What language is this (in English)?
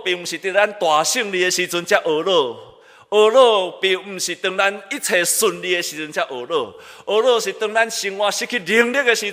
Chinese